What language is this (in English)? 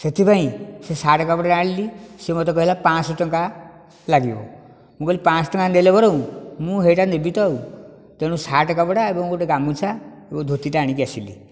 Odia